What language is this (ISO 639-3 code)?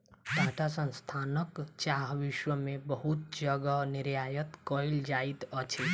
mai